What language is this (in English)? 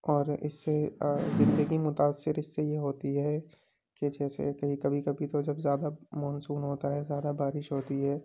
Urdu